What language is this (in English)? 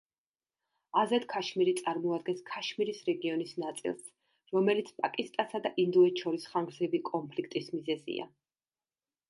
Georgian